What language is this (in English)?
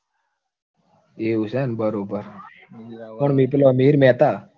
Gujarati